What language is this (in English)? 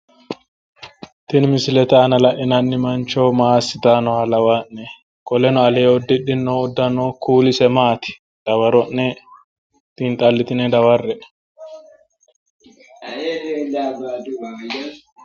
Sidamo